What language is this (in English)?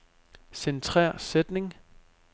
Danish